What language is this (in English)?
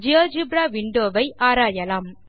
Tamil